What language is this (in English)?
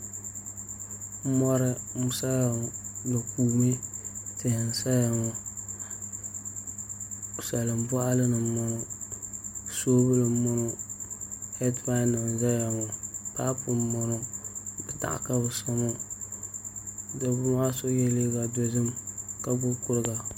Dagbani